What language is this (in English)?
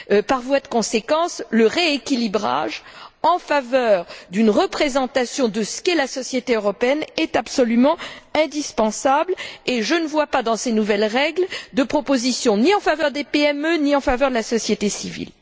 French